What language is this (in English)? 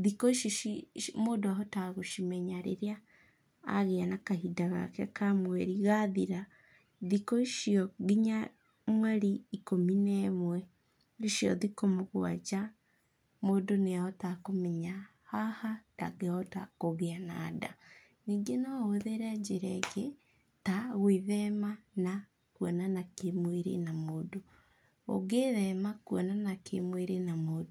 Kikuyu